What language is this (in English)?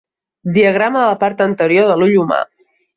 Catalan